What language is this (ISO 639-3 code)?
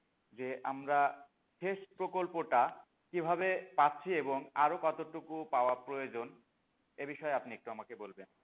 ben